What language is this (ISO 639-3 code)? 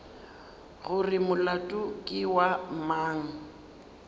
nso